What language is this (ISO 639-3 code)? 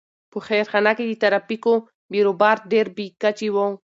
pus